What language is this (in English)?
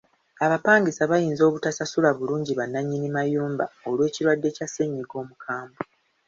Ganda